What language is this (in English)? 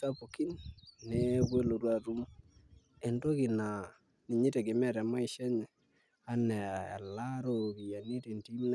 Masai